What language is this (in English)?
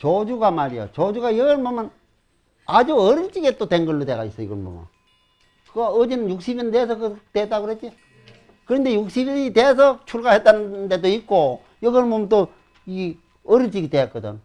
Korean